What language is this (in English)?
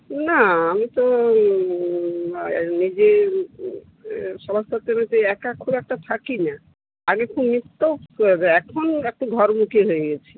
Bangla